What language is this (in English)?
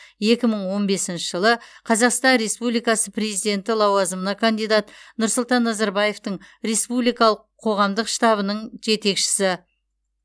Kazakh